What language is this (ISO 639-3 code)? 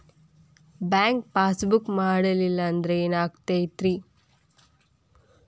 kan